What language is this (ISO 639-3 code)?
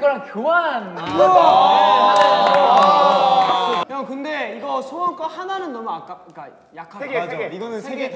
kor